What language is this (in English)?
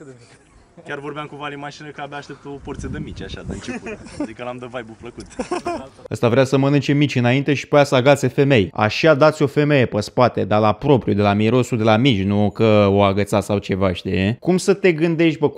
Romanian